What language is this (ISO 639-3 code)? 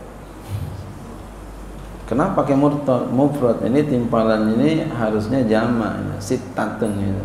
ind